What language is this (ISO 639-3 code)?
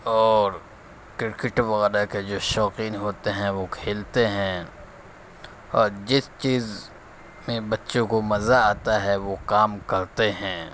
urd